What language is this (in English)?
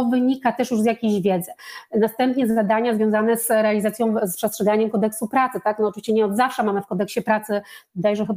Polish